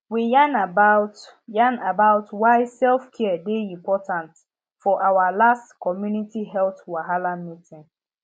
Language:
Nigerian Pidgin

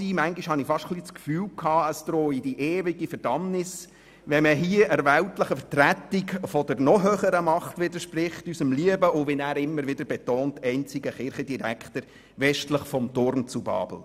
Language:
Swiss German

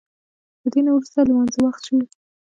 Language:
Pashto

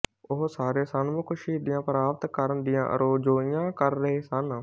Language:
Punjabi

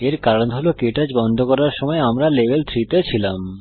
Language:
Bangla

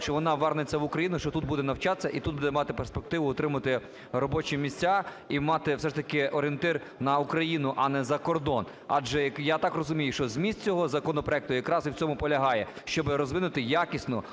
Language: Ukrainian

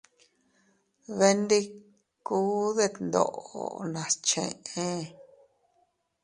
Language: Teutila Cuicatec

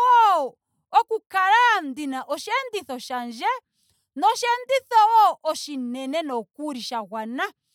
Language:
Ndonga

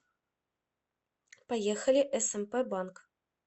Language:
Russian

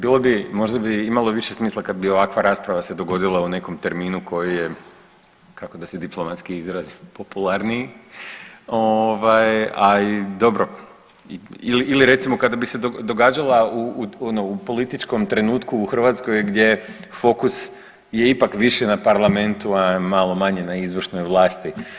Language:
Croatian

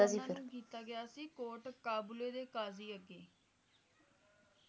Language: Punjabi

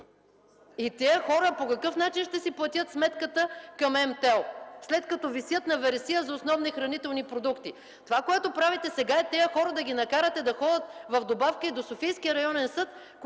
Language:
Bulgarian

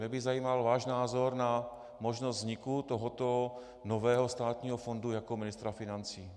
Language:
Czech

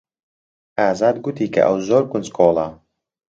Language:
Central Kurdish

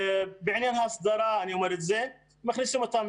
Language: Hebrew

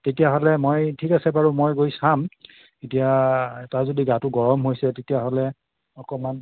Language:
Assamese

